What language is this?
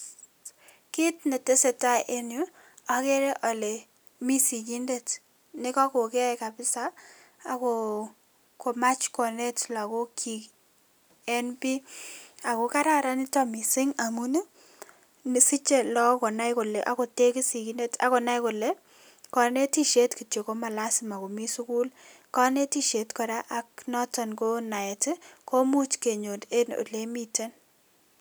Kalenjin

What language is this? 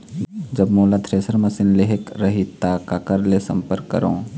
Chhattisgarhi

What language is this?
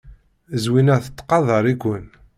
Kabyle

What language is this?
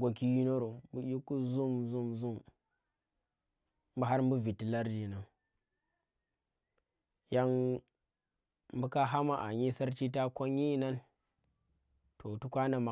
Tera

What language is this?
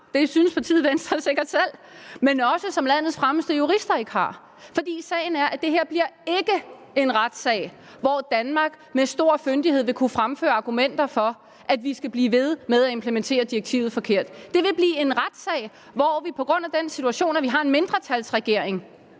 Danish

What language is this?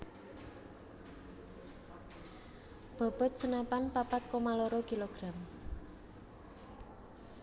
Javanese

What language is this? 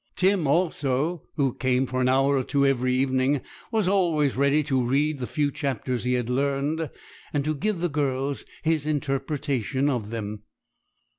English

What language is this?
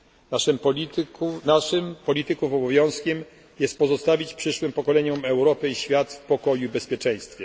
Polish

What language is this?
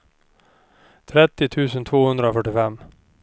Swedish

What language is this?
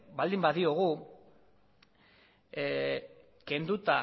Basque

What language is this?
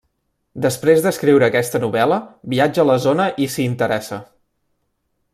Catalan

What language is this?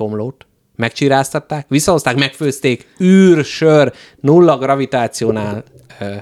Hungarian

